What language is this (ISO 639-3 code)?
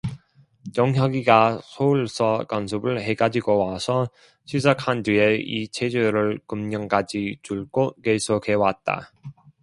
kor